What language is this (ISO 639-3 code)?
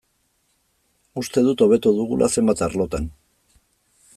eus